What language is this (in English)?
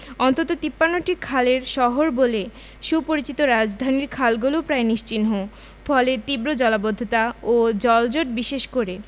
Bangla